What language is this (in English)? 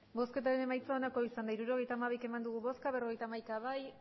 Basque